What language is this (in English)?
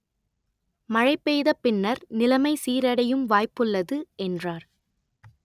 Tamil